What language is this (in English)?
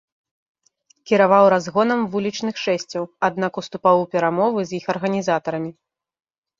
Belarusian